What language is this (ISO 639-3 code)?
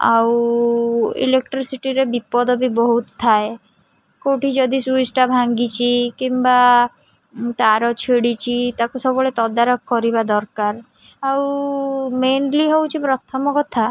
ori